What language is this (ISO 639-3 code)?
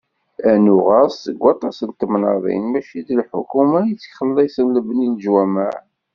kab